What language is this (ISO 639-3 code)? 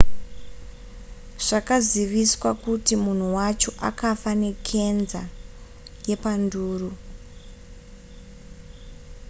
sna